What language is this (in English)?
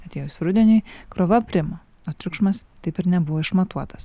Lithuanian